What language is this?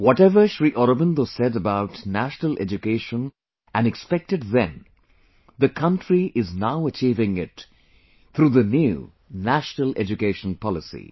English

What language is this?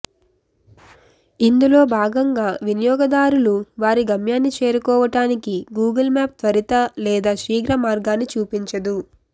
Telugu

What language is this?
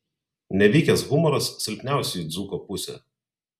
Lithuanian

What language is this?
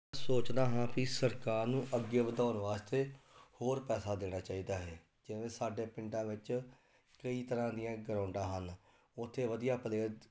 Punjabi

